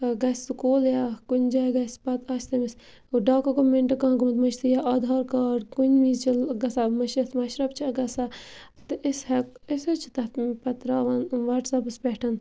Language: Kashmiri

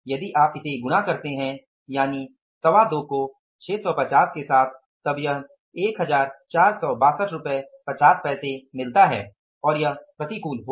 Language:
Hindi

